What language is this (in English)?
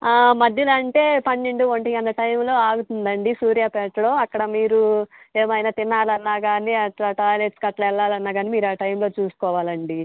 Telugu